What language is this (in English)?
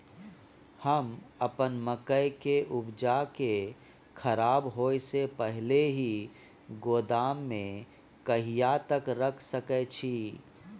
Maithili